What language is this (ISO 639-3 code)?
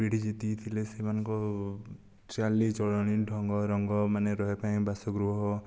ori